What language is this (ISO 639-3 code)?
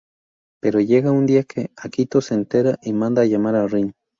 spa